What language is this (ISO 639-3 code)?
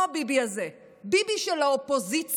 heb